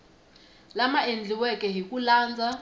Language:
Tsonga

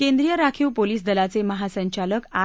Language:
Marathi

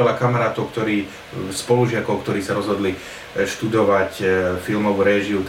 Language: Slovak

